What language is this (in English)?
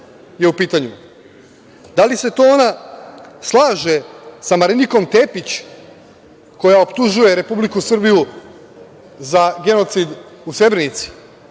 Serbian